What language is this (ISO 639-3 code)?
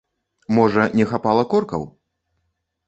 bel